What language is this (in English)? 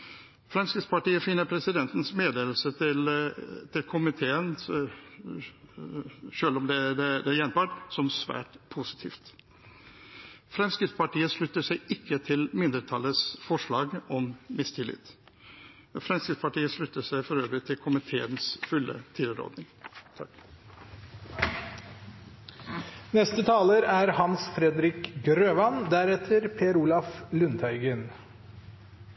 Norwegian Bokmål